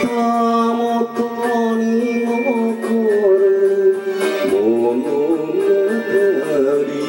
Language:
Romanian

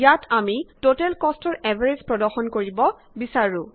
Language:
Assamese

